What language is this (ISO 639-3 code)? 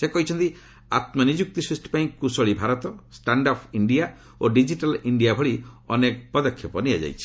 ori